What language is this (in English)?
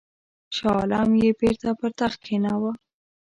Pashto